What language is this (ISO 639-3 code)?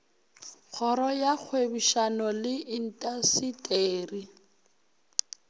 nso